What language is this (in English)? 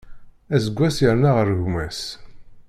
Kabyle